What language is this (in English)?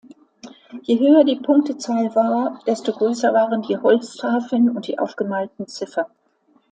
German